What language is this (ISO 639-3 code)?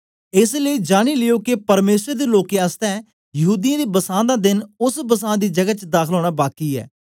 doi